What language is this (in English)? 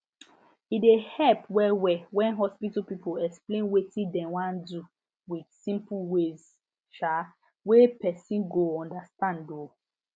Nigerian Pidgin